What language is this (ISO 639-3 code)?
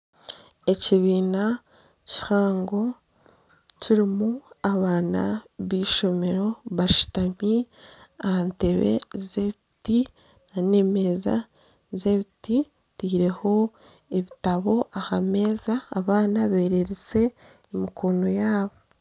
nyn